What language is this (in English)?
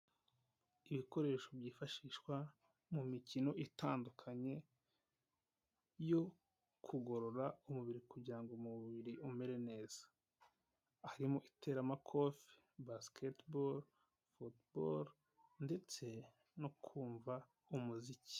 Kinyarwanda